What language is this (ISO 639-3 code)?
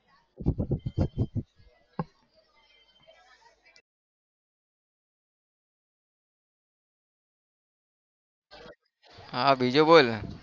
guj